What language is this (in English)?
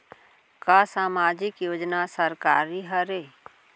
Chhattisgarhi